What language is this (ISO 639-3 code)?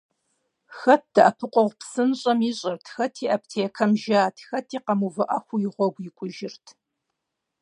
kbd